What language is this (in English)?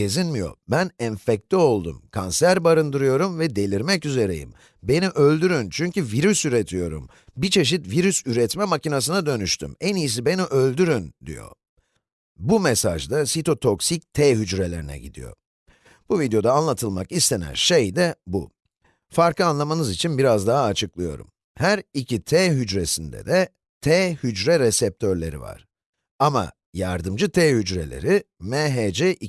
Turkish